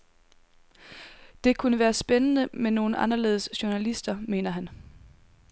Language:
Danish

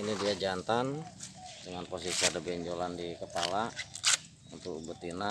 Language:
Indonesian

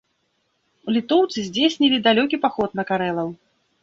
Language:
Belarusian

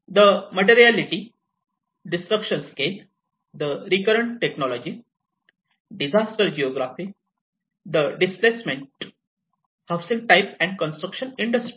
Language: Marathi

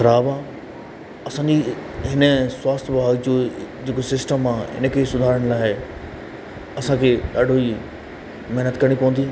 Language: Sindhi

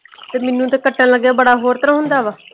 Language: Punjabi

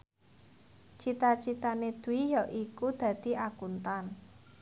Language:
Javanese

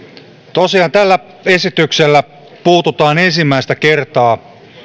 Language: Finnish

